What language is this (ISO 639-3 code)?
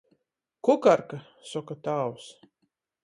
ltg